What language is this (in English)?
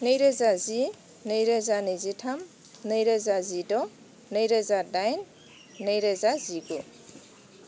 Bodo